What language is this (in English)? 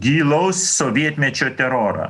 Lithuanian